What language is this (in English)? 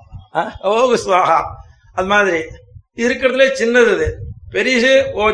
Tamil